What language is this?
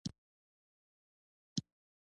Pashto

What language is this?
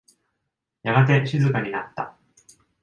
Japanese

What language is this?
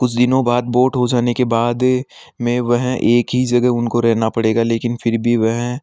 Hindi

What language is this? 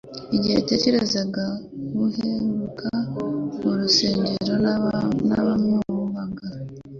Kinyarwanda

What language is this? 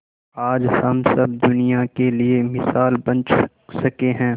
Hindi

